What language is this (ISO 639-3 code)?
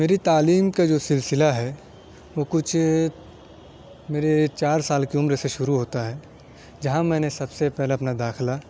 urd